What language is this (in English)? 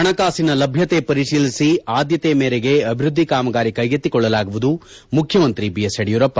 Kannada